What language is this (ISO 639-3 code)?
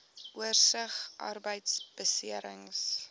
afr